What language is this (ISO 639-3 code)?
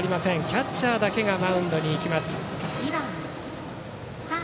jpn